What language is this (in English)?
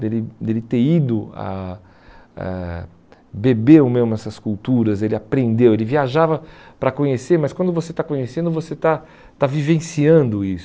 Portuguese